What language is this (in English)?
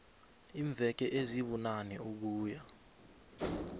South Ndebele